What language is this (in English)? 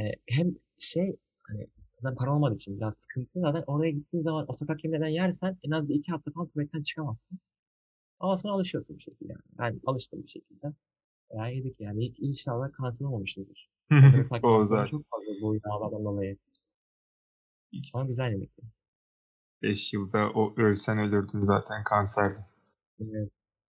Turkish